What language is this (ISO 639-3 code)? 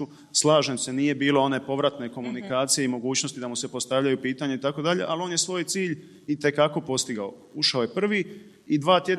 hrv